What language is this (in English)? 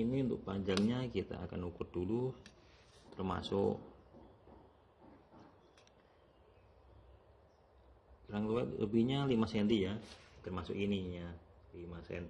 Indonesian